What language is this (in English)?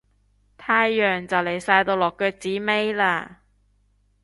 Cantonese